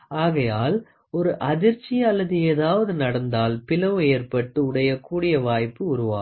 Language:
Tamil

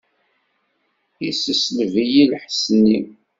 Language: Kabyle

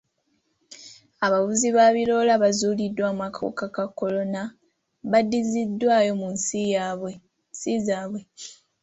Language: Ganda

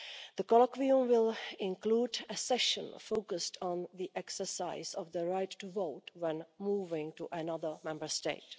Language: English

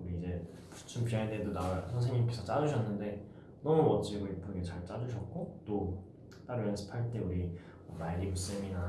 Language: Korean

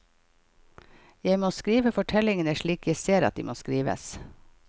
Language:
Norwegian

